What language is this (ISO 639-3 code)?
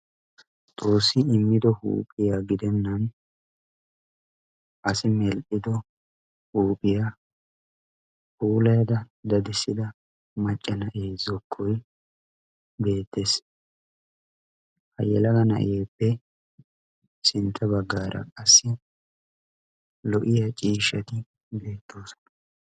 wal